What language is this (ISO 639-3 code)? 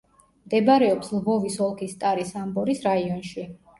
kat